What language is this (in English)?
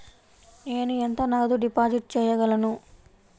Telugu